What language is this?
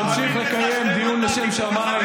Hebrew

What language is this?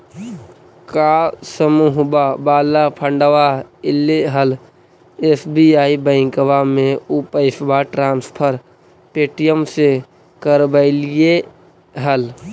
Magahi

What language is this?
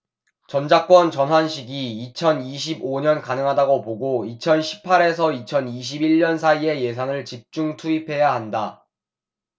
Korean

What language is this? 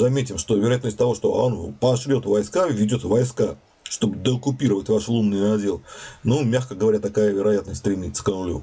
Russian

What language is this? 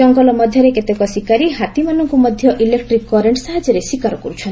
Odia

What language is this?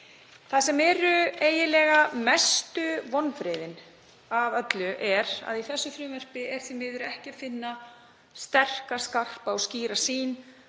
Icelandic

